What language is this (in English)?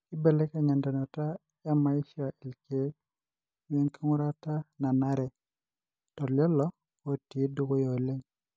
Masai